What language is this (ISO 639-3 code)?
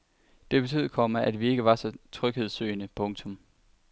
dan